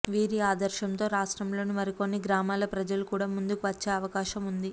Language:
Telugu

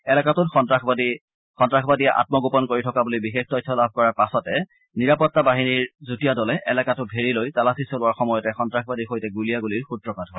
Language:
Assamese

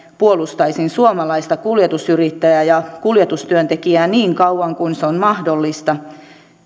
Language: Finnish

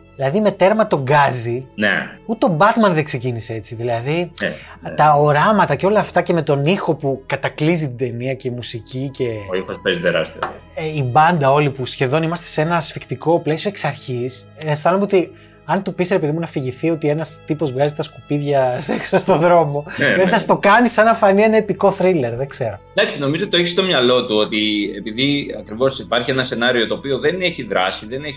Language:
Greek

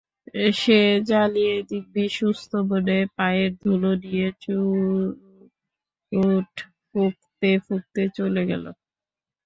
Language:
Bangla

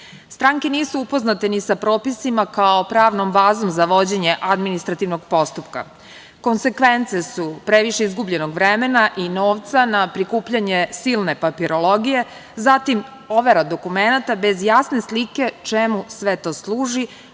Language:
Serbian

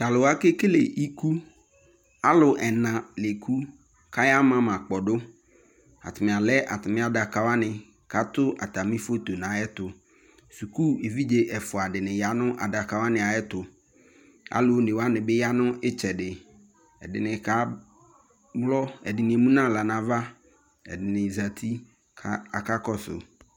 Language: Ikposo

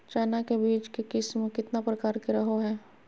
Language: Magahi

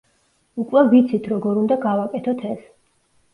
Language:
Georgian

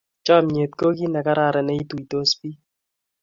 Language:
Kalenjin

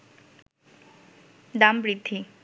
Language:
Bangla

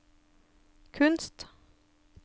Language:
Norwegian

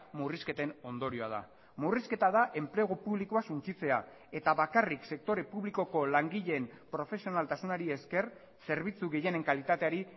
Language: Basque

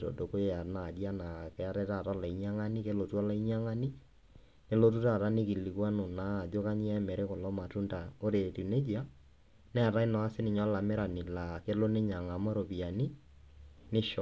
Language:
Masai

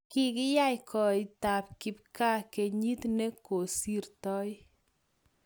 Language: Kalenjin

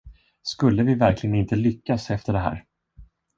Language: Swedish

